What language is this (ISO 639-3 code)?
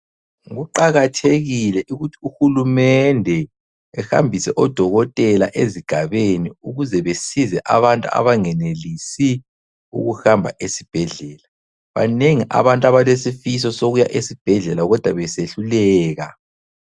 nde